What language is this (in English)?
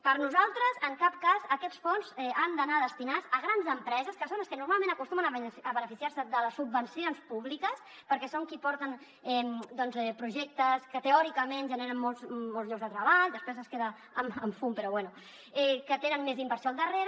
Catalan